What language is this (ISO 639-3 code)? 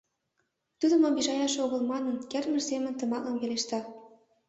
chm